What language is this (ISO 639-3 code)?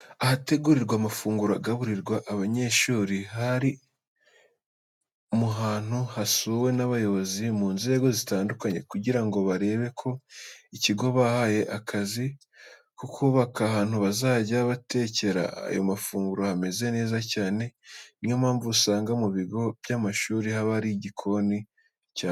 kin